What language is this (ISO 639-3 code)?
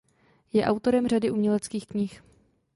ces